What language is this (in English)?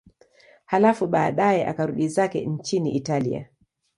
Swahili